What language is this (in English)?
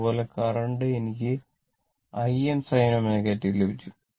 Malayalam